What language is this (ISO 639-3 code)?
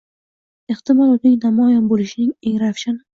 uzb